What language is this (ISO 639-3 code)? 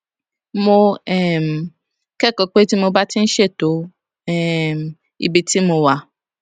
yor